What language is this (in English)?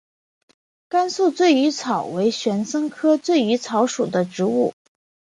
Chinese